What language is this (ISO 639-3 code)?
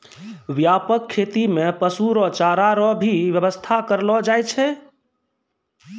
mai